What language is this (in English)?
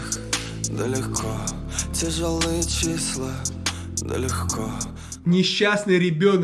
Russian